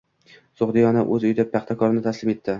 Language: Uzbek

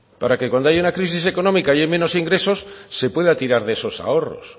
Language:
Spanish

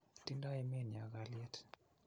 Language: Kalenjin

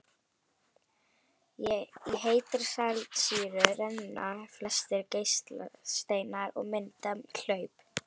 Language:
Icelandic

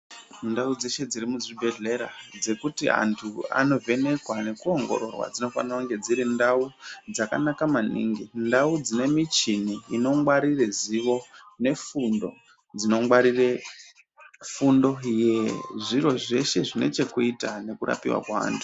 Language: Ndau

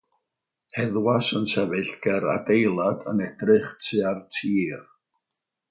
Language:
Welsh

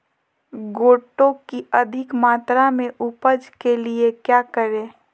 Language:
Magahi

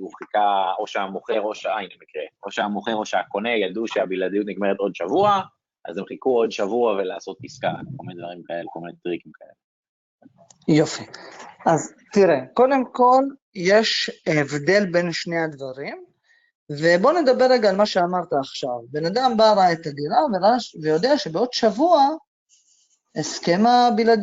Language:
Hebrew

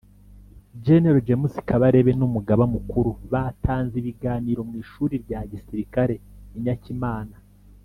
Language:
Kinyarwanda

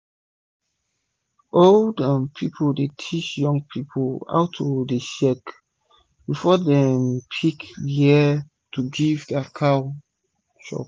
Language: Nigerian Pidgin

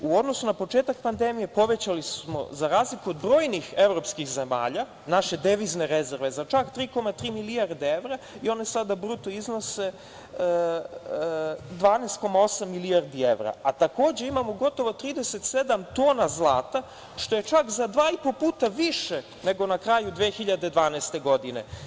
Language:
Serbian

